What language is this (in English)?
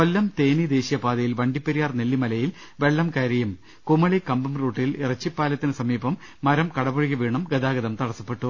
Malayalam